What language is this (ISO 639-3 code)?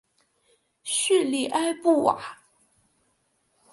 zho